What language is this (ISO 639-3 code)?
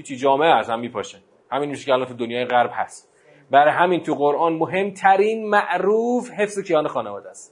fas